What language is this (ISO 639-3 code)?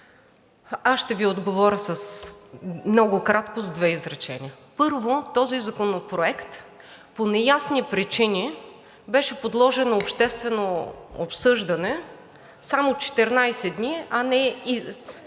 bul